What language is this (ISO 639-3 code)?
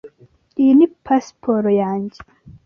kin